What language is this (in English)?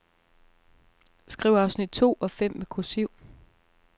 Danish